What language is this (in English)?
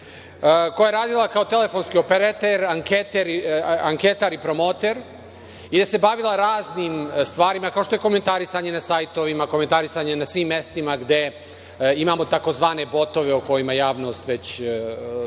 Serbian